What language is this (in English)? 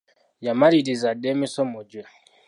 Ganda